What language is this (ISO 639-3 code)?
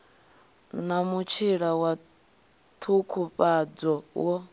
ven